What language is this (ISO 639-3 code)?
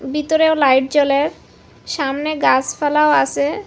ben